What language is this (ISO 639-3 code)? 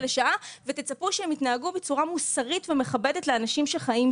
heb